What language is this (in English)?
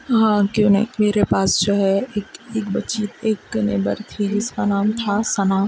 Urdu